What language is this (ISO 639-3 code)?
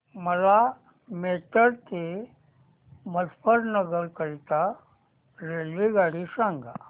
mar